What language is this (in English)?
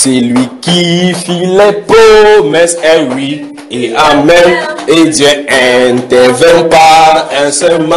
French